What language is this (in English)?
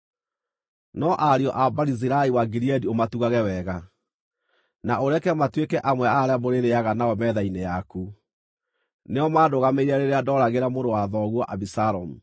Kikuyu